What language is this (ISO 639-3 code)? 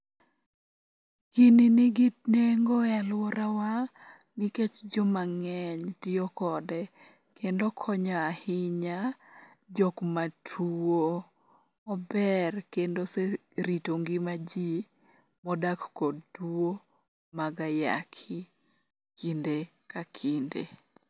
luo